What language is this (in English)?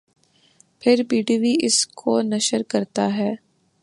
Urdu